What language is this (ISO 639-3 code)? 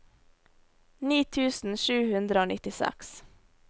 nor